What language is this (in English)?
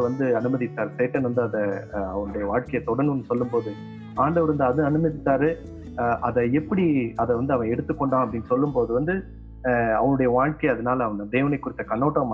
Tamil